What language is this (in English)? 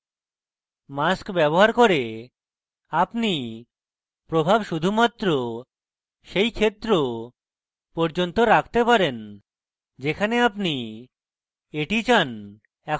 Bangla